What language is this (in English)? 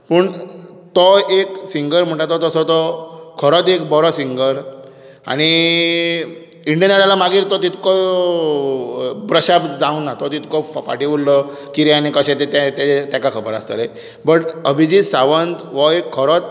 Konkani